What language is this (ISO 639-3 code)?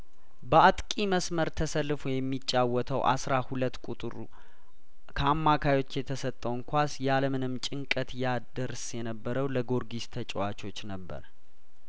amh